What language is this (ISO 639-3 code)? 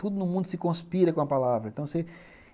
por